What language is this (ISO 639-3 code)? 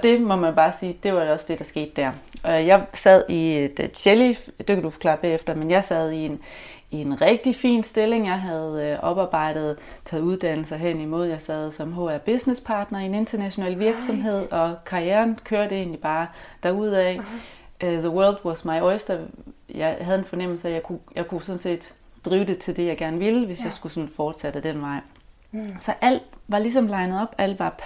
dan